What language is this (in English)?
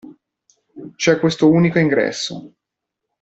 Italian